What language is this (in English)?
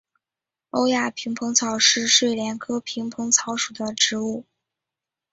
Chinese